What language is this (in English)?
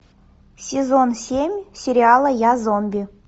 Russian